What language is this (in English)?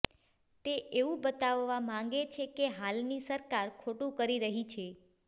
Gujarati